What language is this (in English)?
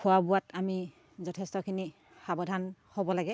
Assamese